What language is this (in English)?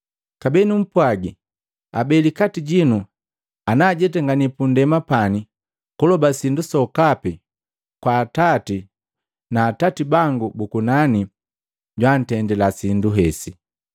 Matengo